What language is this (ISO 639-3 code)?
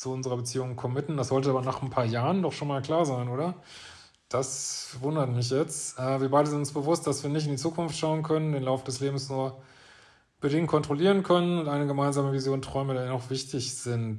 deu